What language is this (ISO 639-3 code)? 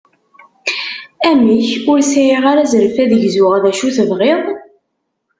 kab